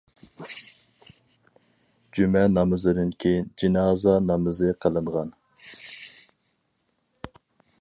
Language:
Uyghur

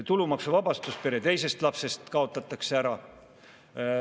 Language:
Estonian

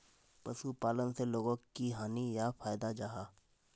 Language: Magahi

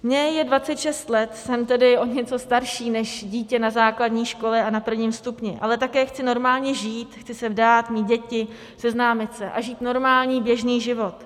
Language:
Czech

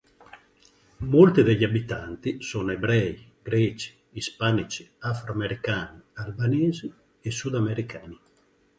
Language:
Italian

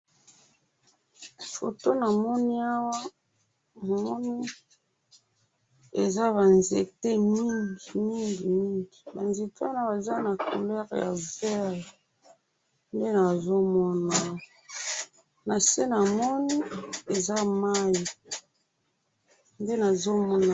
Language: Lingala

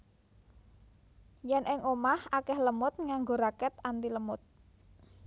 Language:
Javanese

